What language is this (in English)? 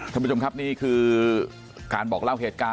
Thai